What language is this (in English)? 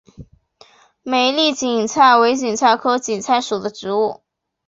Chinese